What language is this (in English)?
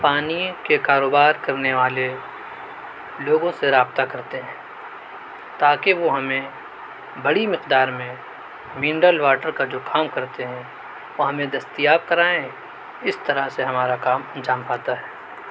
Urdu